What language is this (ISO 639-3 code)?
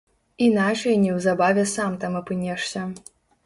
bel